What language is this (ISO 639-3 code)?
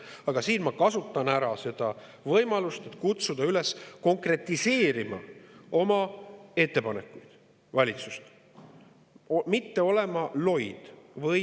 est